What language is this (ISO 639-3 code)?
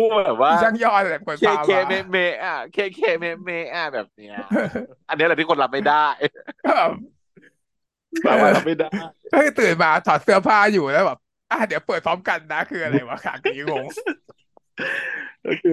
tha